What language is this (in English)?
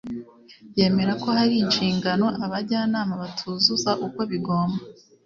Kinyarwanda